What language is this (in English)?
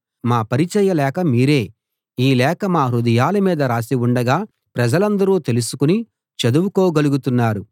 Telugu